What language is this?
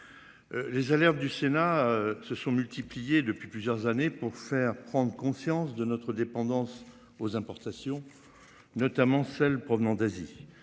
French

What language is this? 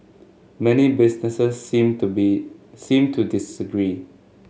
English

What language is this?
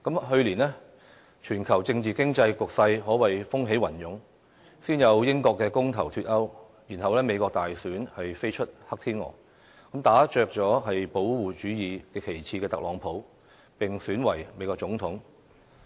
Cantonese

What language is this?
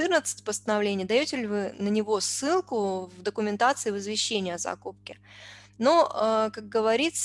Russian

